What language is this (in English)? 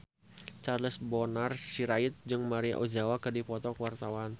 Sundanese